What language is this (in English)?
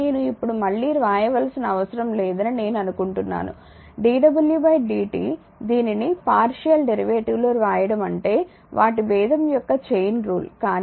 Telugu